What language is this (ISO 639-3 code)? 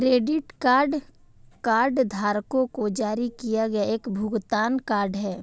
hin